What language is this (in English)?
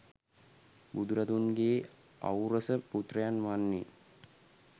Sinhala